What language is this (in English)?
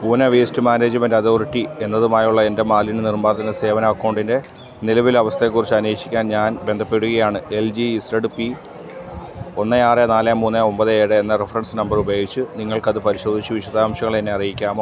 Malayalam